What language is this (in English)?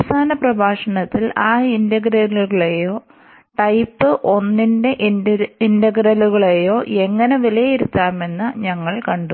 Malayalam